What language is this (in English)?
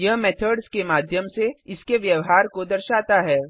Hindi